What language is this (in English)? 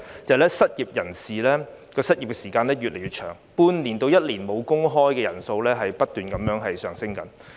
Cantonese